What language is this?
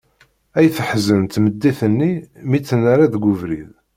Kabyle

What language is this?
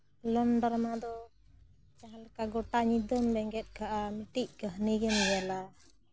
Santali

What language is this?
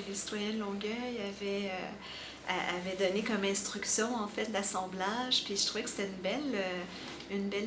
French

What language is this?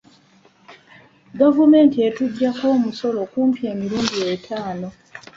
Ganda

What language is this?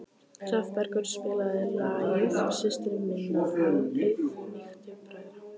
Icelandic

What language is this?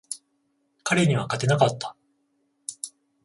Japanese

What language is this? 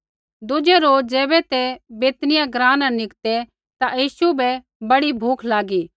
Kullu Pahari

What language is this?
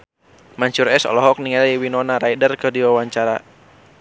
Sundanese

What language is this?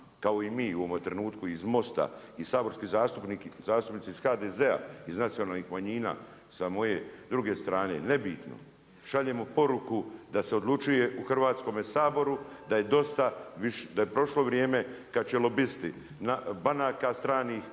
Croatian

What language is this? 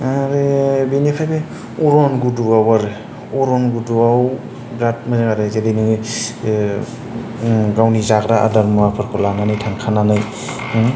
Bodo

